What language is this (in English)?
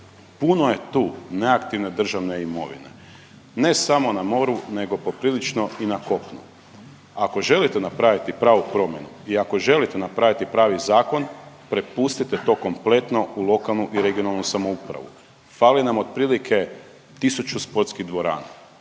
Croatian